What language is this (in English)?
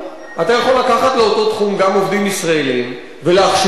Hebrew